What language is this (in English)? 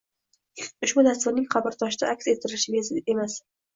Uzbek